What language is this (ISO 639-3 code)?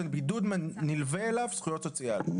heb